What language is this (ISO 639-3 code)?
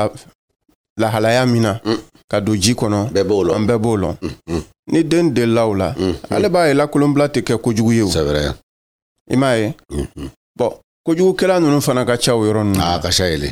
fra